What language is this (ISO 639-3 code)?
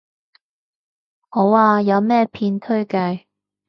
yue